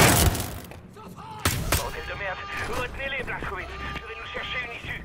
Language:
French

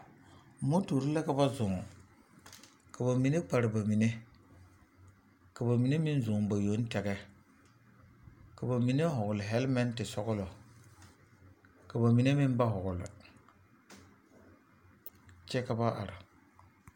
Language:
Southern Dagaare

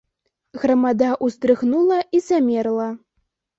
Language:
Belarusian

